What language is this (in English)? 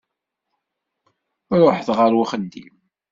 Kabyle